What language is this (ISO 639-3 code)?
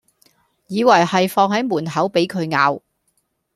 yue